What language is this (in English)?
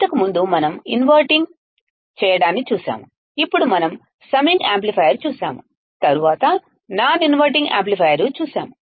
Telugu